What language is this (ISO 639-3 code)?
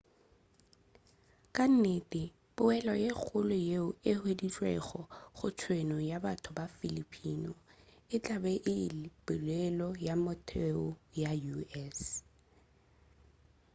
nso